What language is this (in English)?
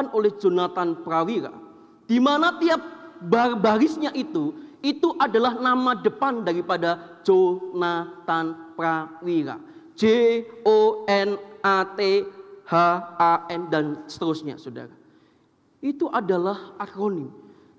Indonesian